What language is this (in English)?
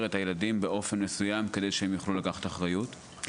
Hebrew